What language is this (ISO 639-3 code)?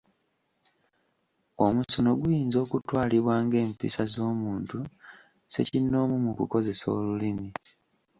lug